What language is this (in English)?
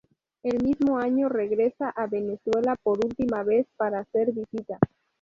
Spanish